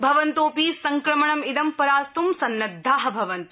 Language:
Sanskrit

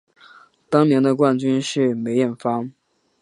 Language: Chinese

